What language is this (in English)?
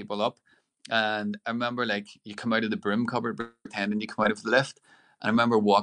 English